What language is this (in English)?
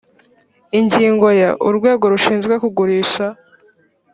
Kinyarwanda